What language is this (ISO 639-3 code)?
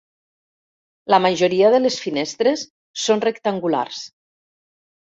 cat